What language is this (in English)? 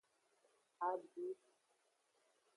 Aja (Benin)